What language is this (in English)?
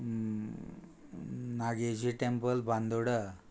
Konkani